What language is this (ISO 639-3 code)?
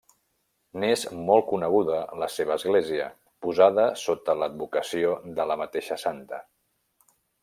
cat